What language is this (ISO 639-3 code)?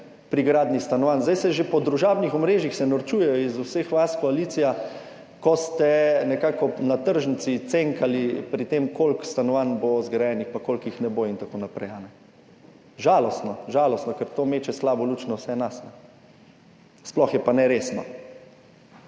slv